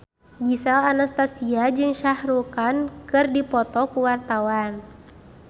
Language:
Sundanese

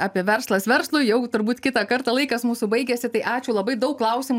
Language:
Lithuanian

